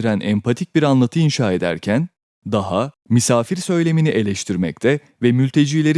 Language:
Turkish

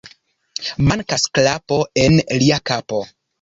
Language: Esperanto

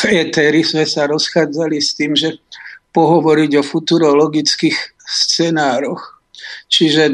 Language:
Slovak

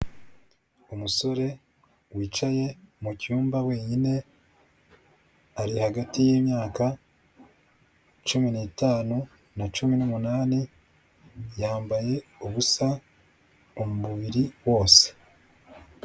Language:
Kinyarwanda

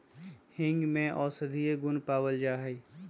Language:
Magahi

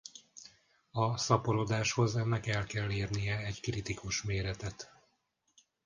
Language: Hungarian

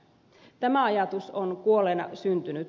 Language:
Finnish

